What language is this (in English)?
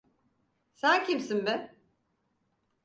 Turkish